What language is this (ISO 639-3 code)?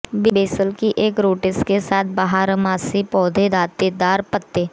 hin